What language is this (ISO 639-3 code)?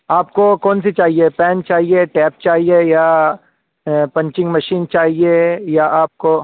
urd